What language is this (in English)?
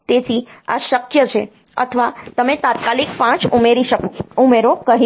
Gujarati